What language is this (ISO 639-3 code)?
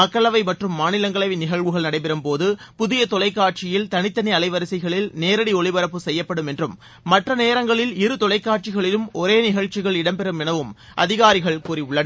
tam